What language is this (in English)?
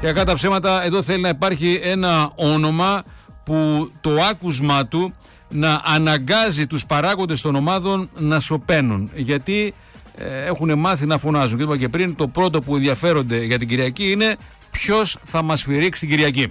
Greek